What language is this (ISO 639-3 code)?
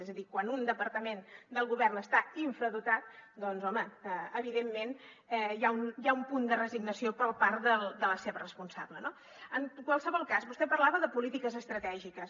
cat